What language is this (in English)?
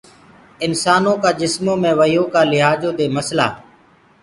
Gurgula